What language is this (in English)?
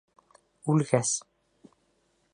Bashkir